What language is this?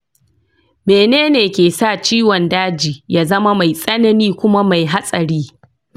Hausa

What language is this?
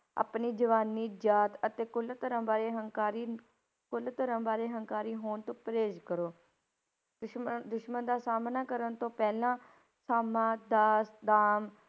Punjabi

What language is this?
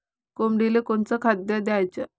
Marathi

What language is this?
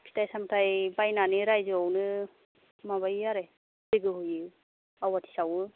Bodo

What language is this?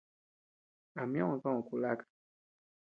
Tepeuxila Cuicatec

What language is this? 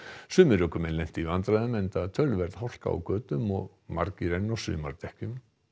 Icelandic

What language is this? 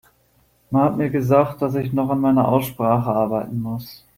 German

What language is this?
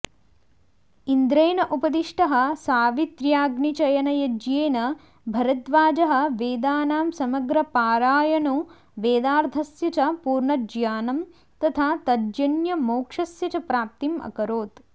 Sanskrit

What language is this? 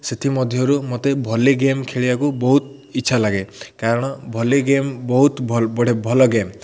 Odia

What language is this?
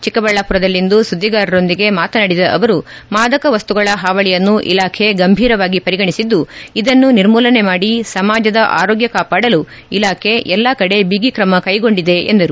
Kannada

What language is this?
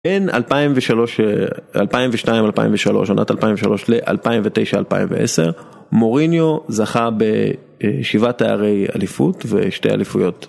Hebrew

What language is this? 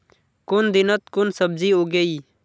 Magahi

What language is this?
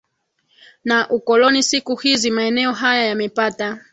Swahili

